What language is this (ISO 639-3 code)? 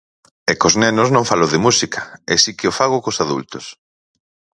glg